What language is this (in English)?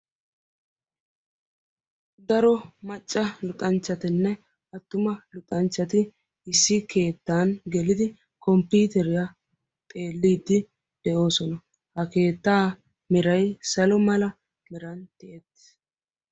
Wolaytta